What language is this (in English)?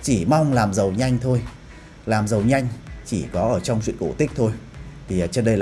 Vietnamese